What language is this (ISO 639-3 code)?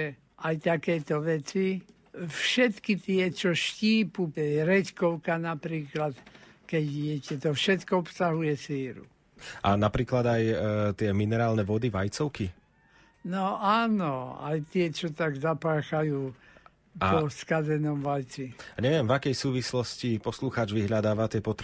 slk